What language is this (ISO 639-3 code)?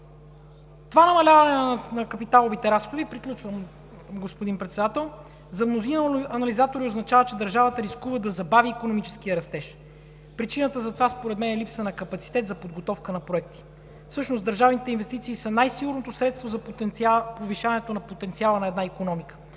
bul